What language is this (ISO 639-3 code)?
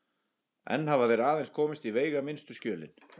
isl